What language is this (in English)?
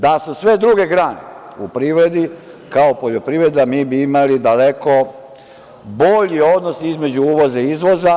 Serbian